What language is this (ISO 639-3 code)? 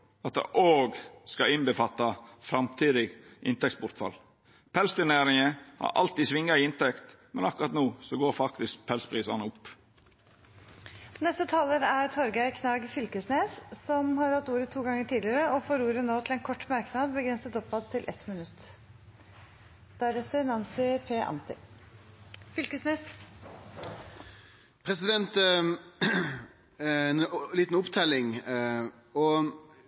nor